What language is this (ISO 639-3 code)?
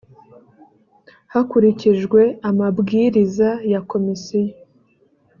kin